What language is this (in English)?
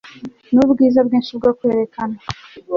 Kinyarwanda